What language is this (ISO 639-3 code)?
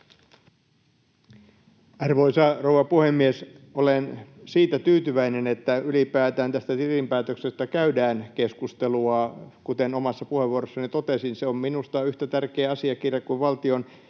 fin